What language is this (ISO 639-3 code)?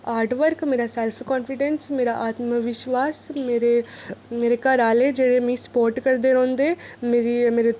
doi